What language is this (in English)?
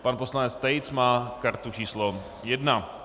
Czech